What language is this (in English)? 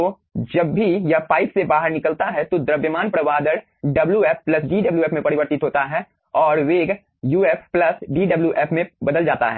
Hindi